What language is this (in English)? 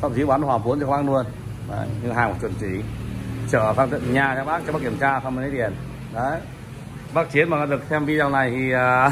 Vietnamese